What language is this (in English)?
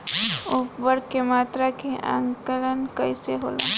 Bhojpuri